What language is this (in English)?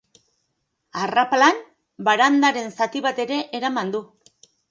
Basque